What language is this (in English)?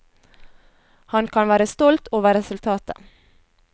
Norwegian